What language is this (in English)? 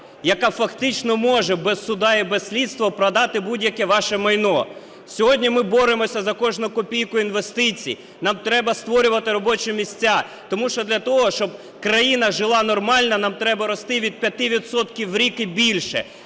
Ukrainian